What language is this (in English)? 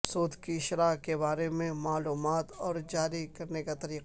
Urdu